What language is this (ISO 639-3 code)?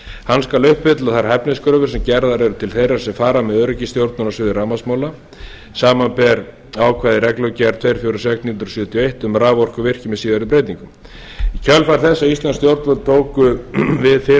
isl